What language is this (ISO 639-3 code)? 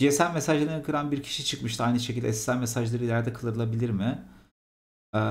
tur